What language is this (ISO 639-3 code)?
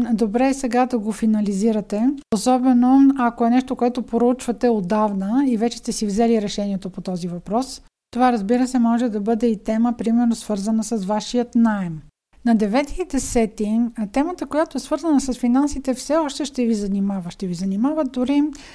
bul